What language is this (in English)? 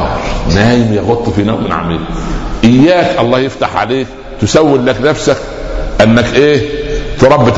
Arabic